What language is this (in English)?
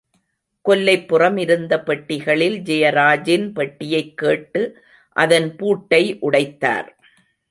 Tamil